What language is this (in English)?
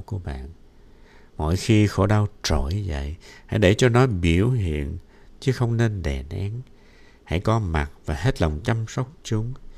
Vietnamese